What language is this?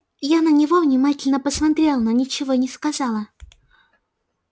Russian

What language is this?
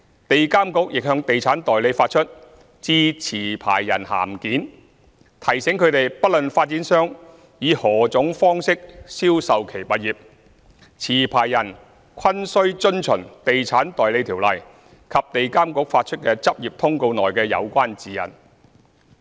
Cantonese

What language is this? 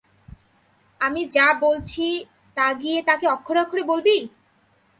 Bangla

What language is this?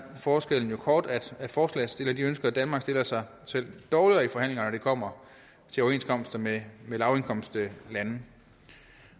Danish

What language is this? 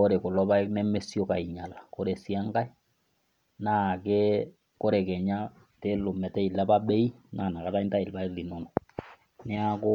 Masai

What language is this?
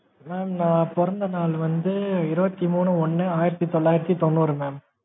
Tamil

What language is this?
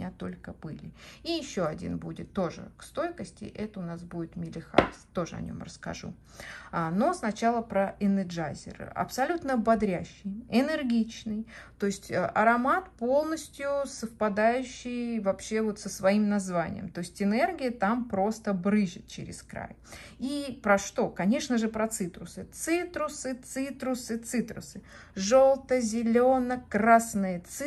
Russian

